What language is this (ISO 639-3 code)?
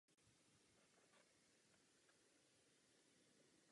ces